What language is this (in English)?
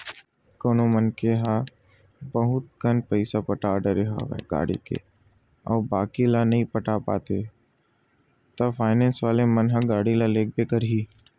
Chhattisgarhi